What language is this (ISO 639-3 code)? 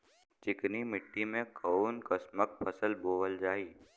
bho